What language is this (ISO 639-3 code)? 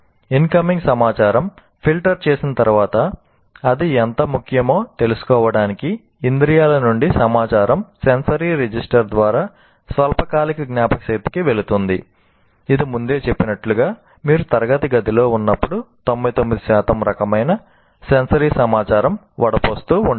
tel